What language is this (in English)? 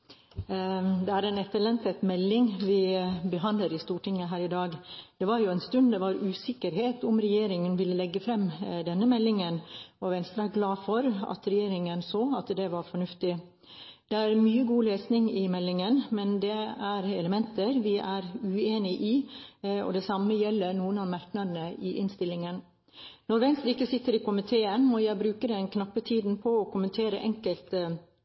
Norwegian Bokmål